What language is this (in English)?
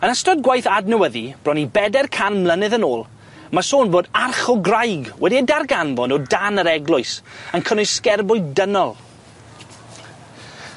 Welsh